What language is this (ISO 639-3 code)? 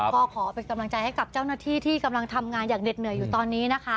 tha